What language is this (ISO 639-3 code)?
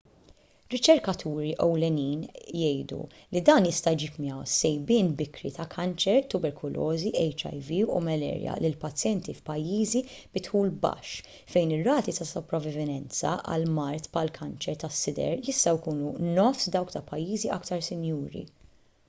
mlt